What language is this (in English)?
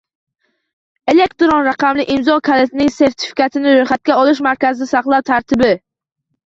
Uzbek